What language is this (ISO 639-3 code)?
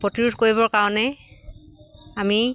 asm